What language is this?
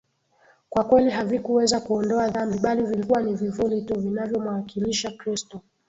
Swahili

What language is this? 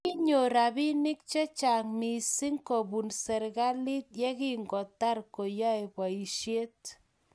Kalenjin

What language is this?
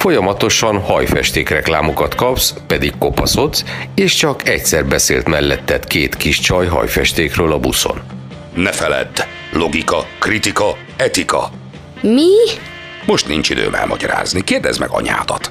Hungarian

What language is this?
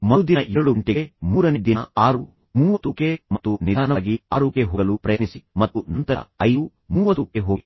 Kannada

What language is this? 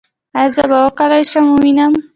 Pashto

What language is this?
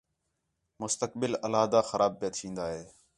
Khetrani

